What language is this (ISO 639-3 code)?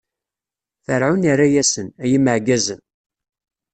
kab